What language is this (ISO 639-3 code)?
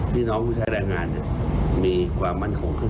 tha